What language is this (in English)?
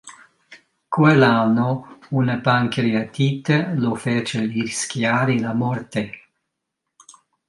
Italian